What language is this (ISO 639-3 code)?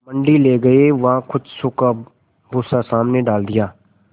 hin